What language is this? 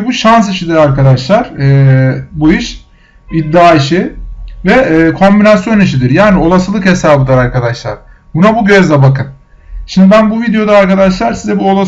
Turkish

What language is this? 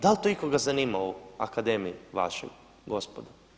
Croatian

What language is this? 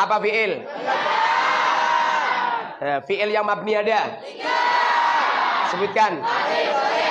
Indonesian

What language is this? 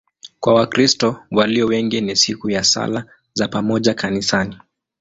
Swahili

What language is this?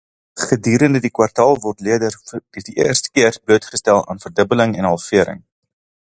Afrikaans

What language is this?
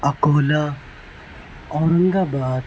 Urdu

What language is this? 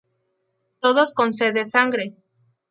Spanish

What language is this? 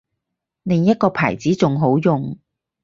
Cantonese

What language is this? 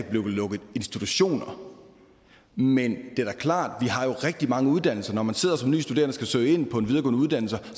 Danish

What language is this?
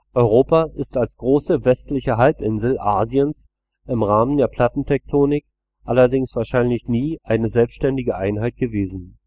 German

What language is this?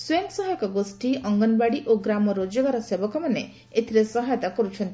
Odia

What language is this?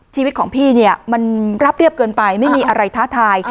Thai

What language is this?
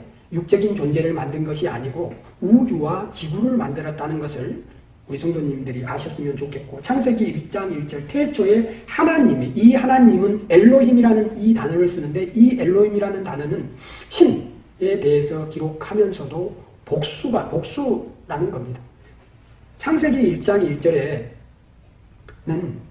Korean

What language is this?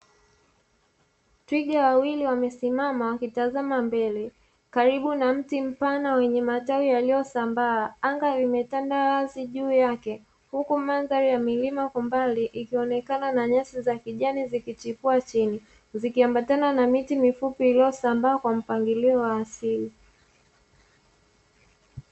Swahili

